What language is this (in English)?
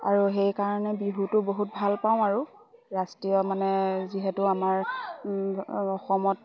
Assamese